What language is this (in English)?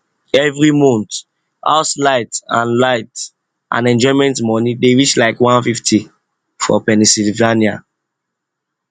Nigerian Pidgin